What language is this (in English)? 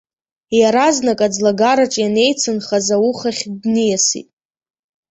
Abkhazian